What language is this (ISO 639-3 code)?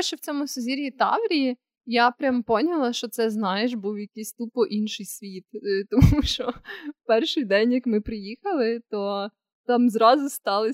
ukr